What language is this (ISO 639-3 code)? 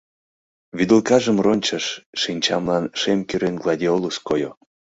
chm